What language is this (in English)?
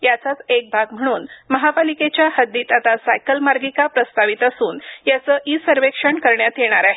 Marathi